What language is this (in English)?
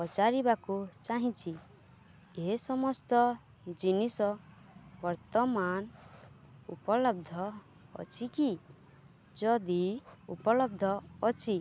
Odia